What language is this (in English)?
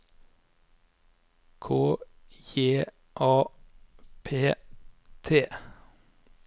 Norwegian